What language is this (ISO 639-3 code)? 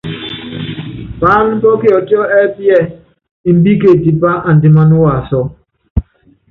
yav